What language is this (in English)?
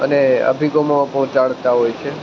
Gujarati